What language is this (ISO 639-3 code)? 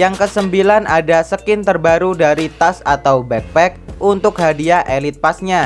ind